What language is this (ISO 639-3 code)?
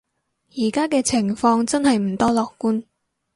yue